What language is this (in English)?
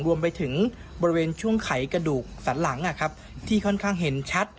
Thai